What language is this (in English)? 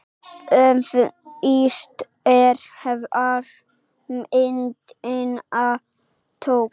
Icelandic